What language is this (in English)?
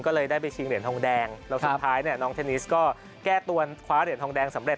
Thai